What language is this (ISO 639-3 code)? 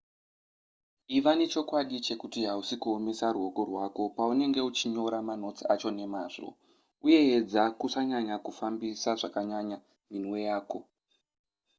sna